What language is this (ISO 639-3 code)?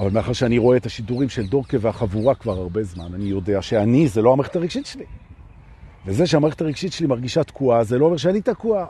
heb